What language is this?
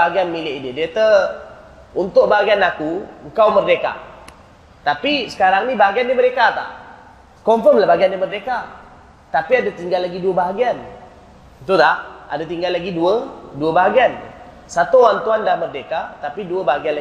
Malay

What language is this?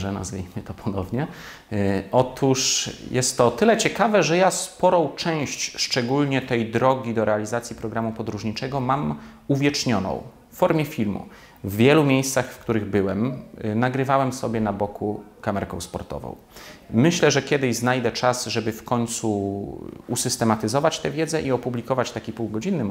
Polish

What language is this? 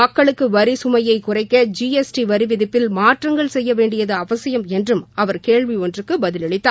Tamil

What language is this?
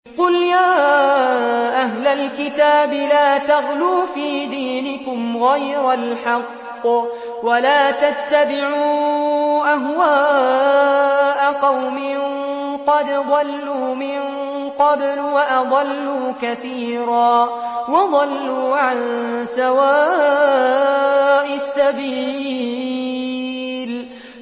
Arabic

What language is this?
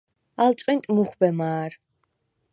Svan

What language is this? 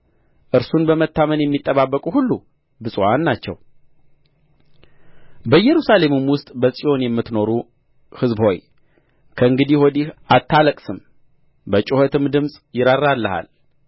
Amharic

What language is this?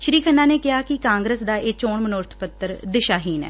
Punjabi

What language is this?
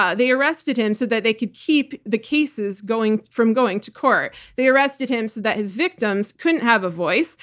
English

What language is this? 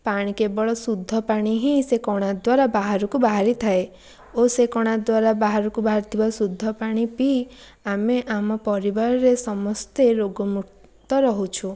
Odia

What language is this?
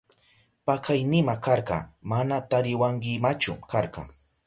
Southern Pastaza Quechua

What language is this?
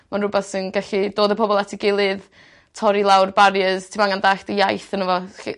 Welsh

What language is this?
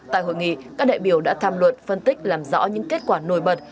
Vietnamese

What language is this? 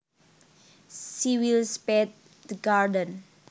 Javanese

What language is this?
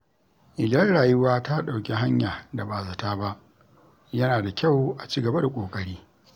Hausa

